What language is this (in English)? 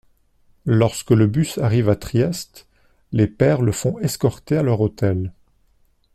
French